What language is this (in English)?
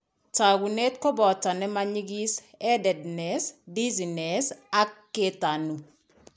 Kalenjin